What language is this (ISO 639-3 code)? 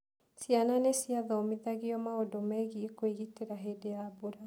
kik